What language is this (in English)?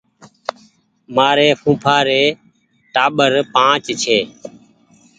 Goaria